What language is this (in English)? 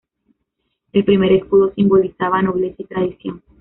Spanish